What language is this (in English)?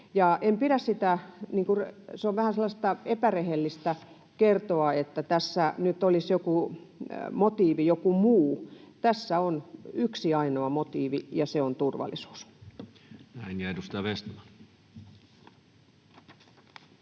Finnish